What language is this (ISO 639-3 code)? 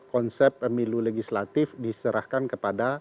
ind